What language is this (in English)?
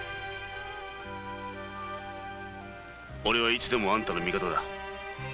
Japanese